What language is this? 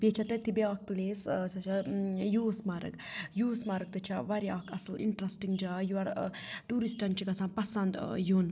Kashmiri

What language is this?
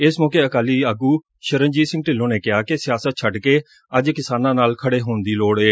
Punjabi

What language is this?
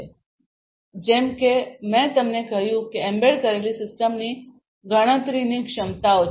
Gujarati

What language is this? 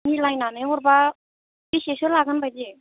Bodo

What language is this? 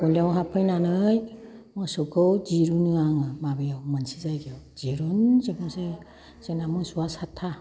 Bodo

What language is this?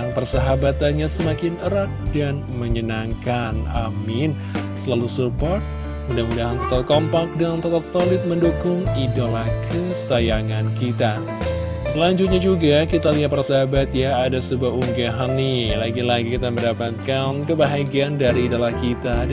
Indonesian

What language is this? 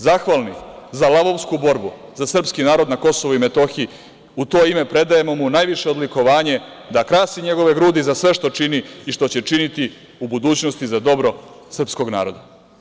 Serbian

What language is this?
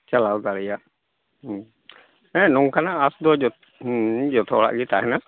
Santali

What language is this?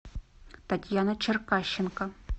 Russian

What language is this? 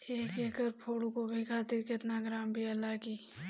Bhojpuri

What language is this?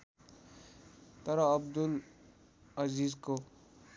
Nepali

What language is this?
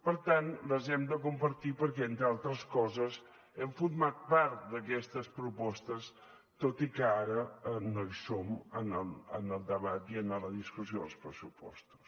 Catalan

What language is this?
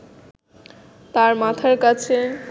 Bangla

